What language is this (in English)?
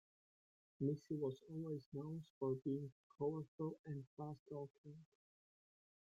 English